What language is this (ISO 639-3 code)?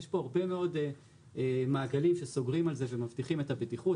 heb